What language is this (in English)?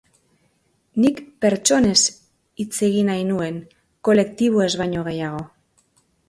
Basque